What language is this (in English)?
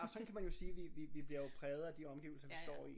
Danish